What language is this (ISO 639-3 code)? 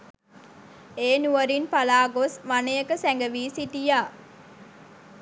sin